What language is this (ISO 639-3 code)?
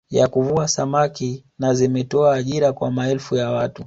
swa